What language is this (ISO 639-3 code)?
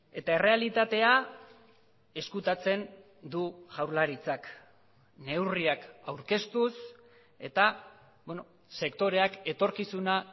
eus